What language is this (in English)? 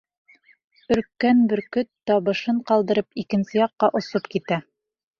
Bashkir